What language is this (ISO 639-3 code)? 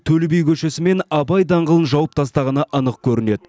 kaz